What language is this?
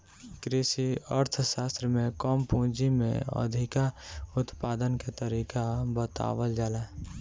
Bhojpuri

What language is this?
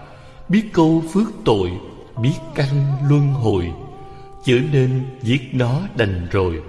Vietnamese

